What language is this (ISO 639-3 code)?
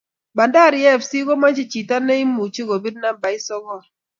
kln